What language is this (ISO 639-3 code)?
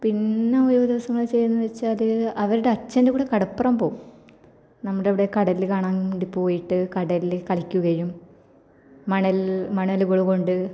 mal